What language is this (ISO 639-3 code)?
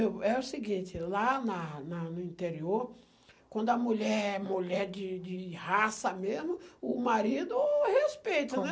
por